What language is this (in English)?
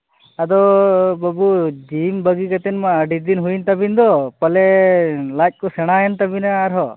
Santali